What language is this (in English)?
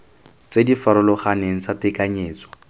Tswana